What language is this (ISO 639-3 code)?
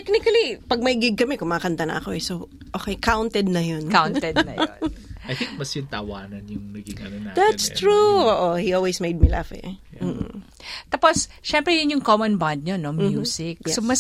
fil